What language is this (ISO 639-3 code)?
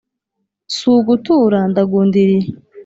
kin